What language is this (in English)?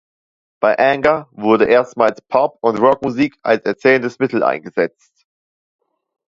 German